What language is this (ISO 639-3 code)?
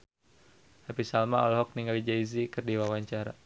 sun